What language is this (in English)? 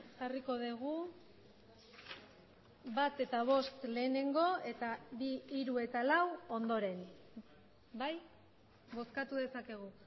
Basque